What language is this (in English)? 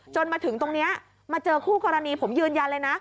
Thai